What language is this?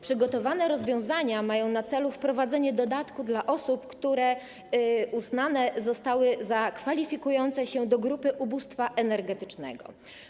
Polish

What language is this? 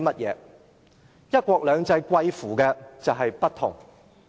Cantonese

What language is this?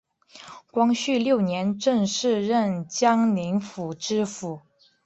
Chinese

